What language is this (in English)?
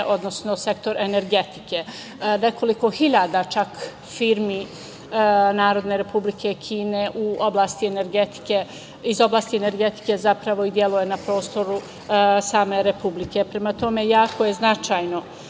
Serbian